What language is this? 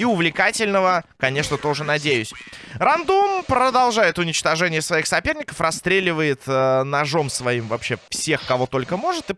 Russian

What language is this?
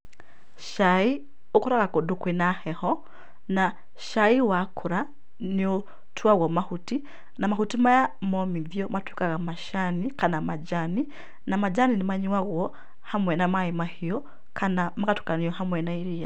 Kikuyu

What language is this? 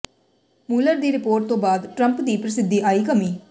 Punjabi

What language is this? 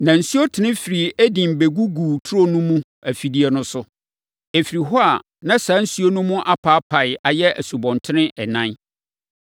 Akan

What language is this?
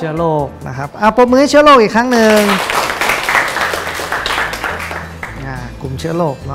Thai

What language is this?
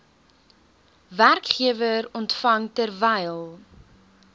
Afrikaans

